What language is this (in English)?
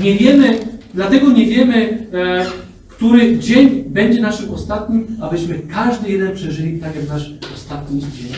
Polish